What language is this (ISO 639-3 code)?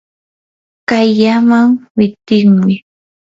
qur